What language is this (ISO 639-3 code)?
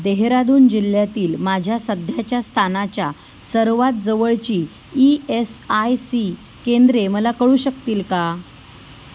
mar